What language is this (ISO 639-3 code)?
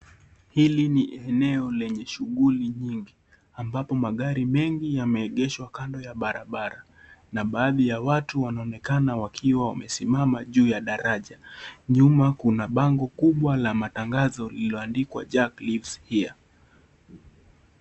swa